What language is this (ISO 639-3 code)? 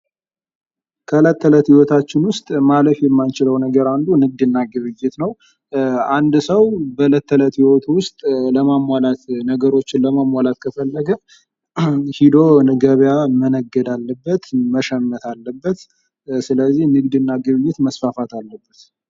amh